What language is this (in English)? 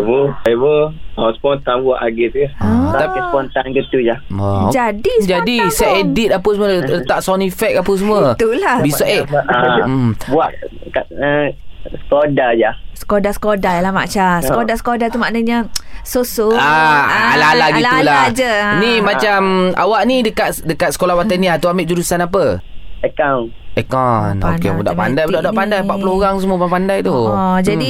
Malay